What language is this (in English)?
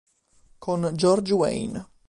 Italian